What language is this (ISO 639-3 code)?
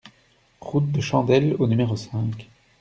fra